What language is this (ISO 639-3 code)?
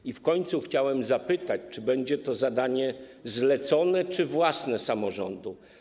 pol